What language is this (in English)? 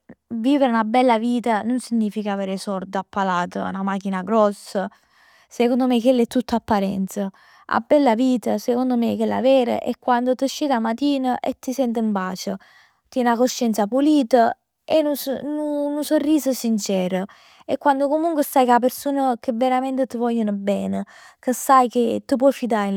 Neapolitan